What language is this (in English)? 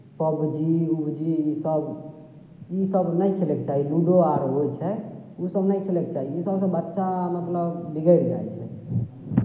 Maithili